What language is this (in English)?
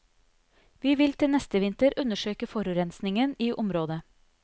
Norwegian